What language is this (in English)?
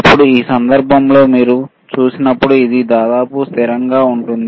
Telugu